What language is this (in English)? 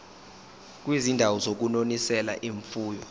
Zulu